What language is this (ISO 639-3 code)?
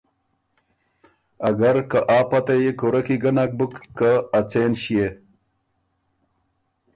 oru